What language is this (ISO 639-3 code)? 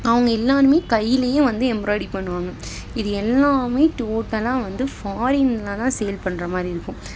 tam